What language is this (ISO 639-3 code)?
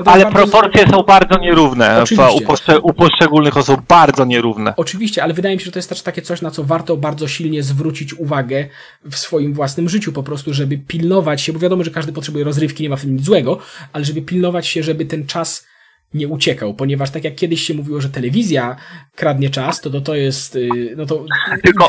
pol